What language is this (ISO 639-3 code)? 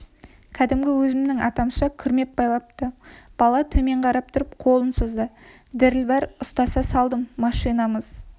kaz